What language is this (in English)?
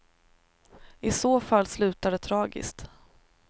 Swedish